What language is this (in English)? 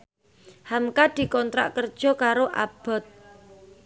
Javanese